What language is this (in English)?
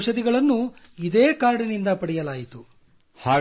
Kannada